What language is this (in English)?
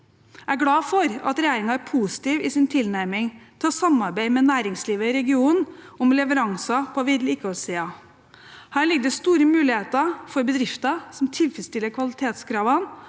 Norwegian